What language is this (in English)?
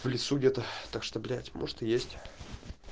Russian